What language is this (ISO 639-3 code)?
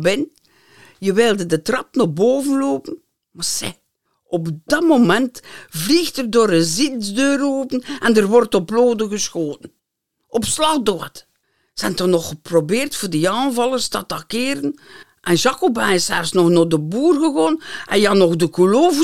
nld